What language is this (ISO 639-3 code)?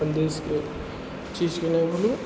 mai